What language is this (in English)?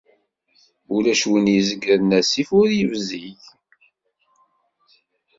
Kabyle